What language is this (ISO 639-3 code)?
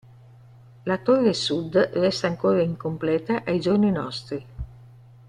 ita